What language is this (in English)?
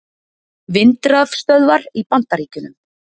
Icelandic